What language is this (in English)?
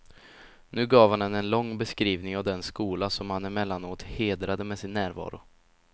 Swedish